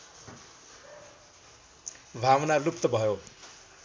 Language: Nepali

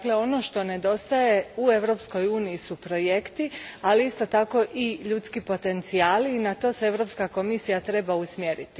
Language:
Croatian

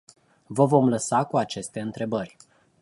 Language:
Romanian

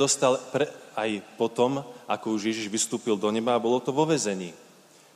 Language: Slovak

